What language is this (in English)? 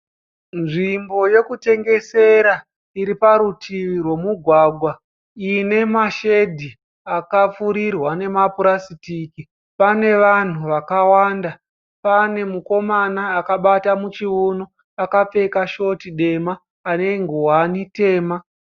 Shona